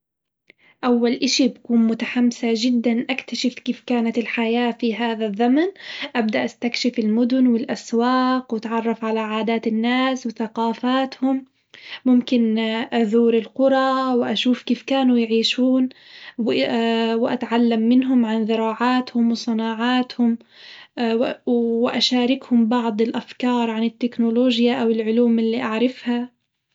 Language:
Hijazi Arabic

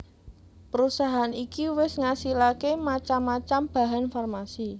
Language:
Javanese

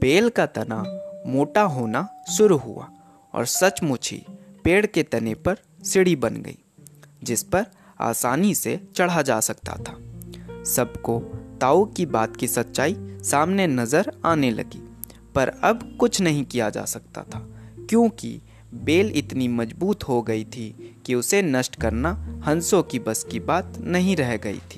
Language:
Hindi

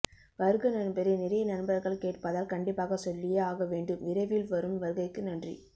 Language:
Tamil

